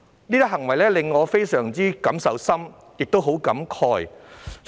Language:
Cantonese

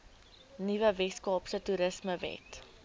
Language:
Afrikaans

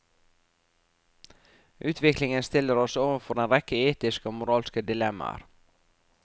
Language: Norwegian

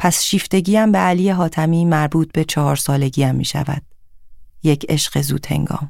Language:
Persian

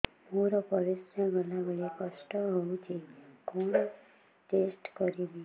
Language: Odia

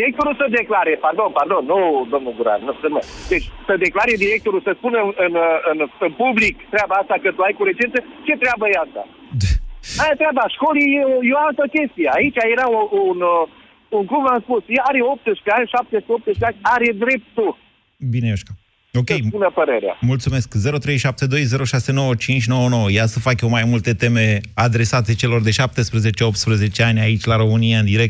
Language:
Romanian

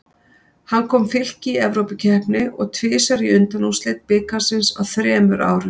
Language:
Icelandic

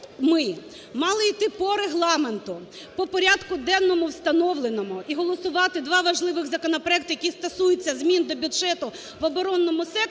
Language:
Ukrainian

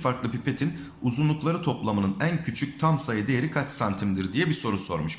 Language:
Turkish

